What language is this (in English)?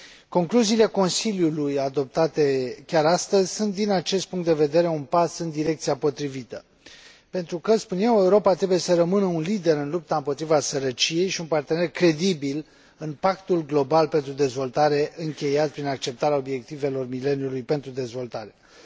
Romanian